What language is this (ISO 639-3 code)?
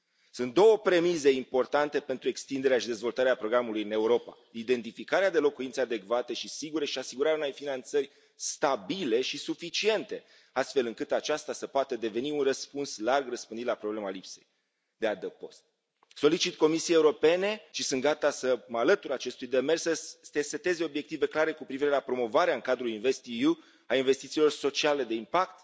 ron